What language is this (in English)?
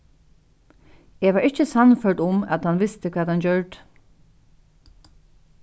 Faroese